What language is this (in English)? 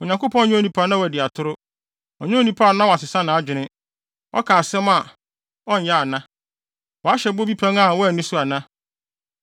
Akan